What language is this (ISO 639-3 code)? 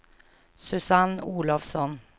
swe